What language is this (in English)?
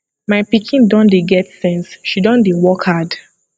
Nigerian Pidgin